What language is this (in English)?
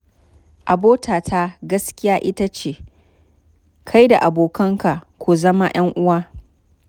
Hausa